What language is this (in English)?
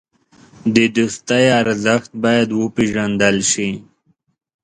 Pashto